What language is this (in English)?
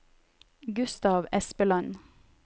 Norwegian